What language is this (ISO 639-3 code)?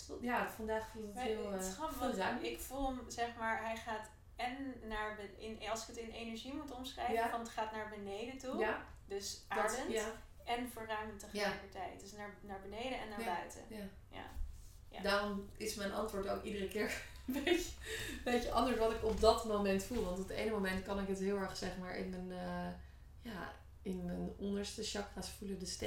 nld